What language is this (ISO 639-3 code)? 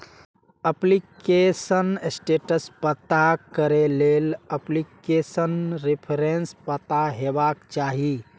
mai